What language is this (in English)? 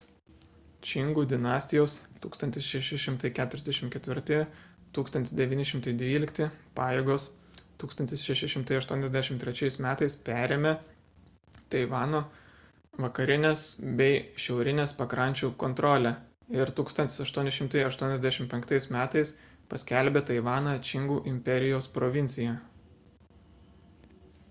Lithuanian